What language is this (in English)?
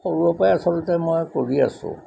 Assamese